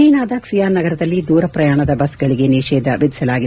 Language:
Kannada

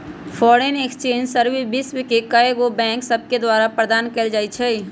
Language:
Magahi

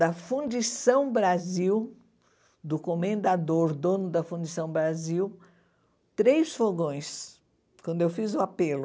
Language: Portuguese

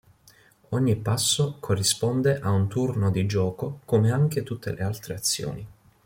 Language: Italian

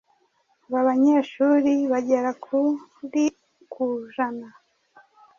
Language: Kinyarwanda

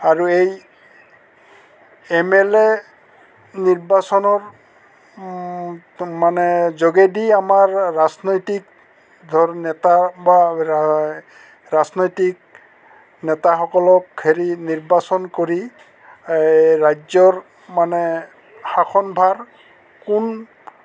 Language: Assamese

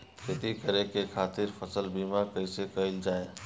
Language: Bhojpuri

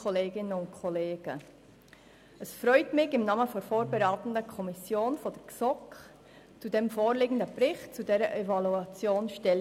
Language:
Swiss German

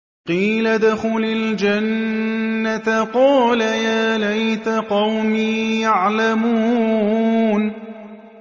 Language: Arabic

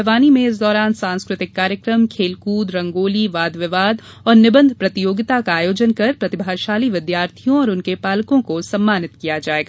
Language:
Hindi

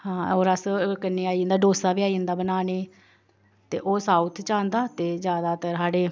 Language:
Dogri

